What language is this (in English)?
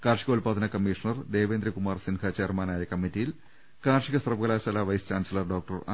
Malayalam